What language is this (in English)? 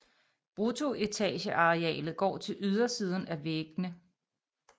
Danish